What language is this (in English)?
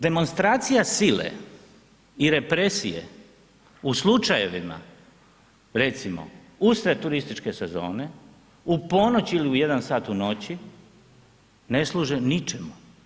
Croatian